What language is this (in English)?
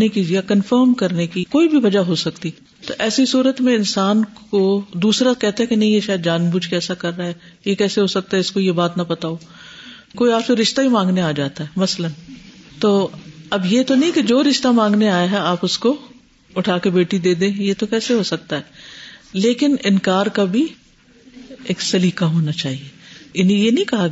Urdu